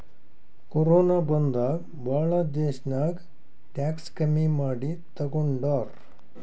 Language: Kannada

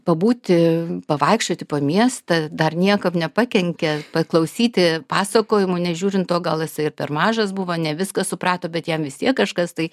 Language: Lithuanian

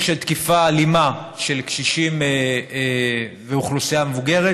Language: Hebrew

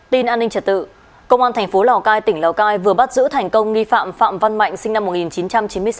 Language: Vietnamese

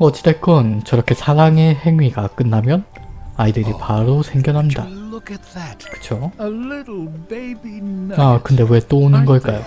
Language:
Korean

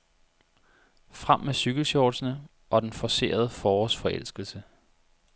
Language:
Danish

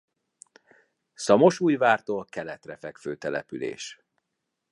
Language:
Hungarian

